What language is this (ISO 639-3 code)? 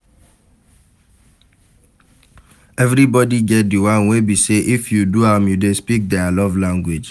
pcm